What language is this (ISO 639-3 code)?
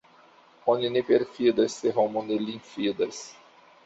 epo